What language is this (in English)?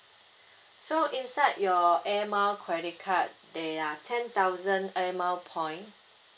English